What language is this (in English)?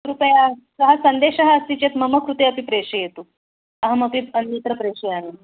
Sanskrit